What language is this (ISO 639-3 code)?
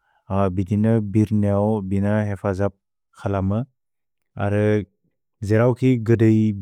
brx